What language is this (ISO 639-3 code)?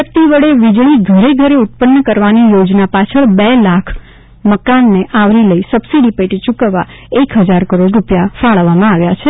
guj